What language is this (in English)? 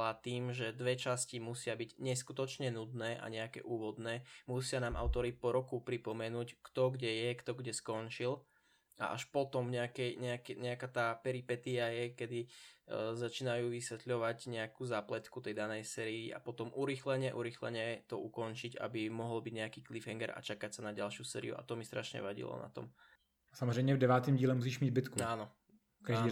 Czech